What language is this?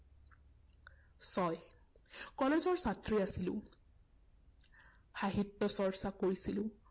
Assamese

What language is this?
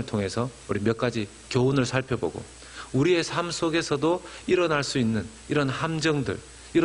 Korean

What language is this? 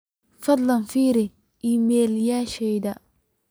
Somali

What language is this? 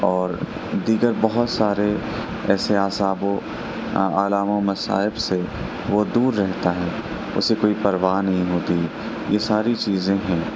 Urdu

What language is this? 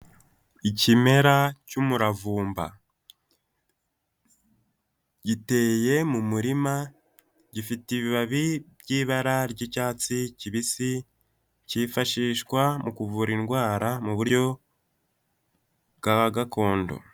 Kinyarwanda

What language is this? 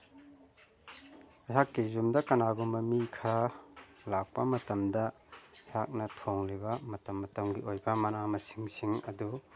Manipuri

